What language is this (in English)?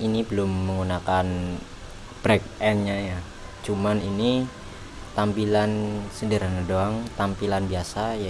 Indonesian